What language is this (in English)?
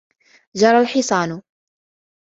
Arabic